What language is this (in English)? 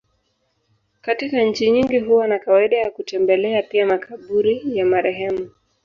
Swahili